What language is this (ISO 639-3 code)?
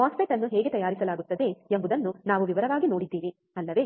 kan